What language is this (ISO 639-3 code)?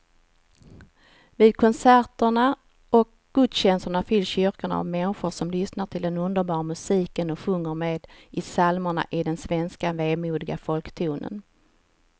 swe